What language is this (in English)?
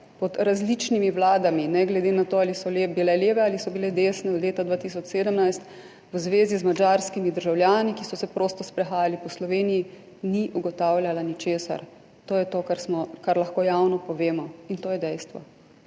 Slovenian